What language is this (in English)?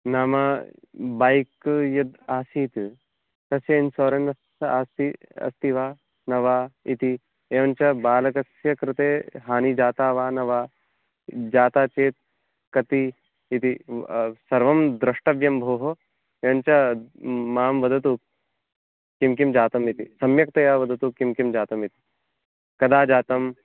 Sanskrit